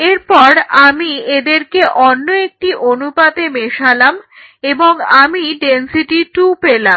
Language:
Bangla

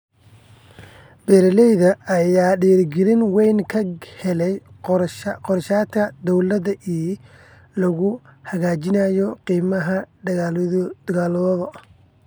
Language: Somali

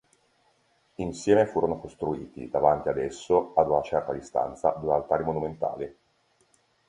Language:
Italian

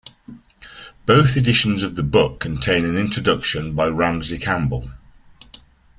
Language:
English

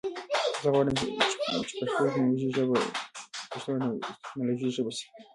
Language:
Pashto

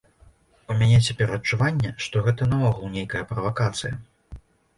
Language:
Belarusian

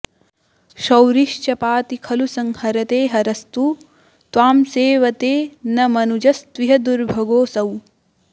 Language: Sanskrit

